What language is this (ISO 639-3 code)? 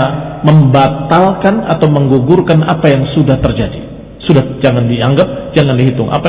ind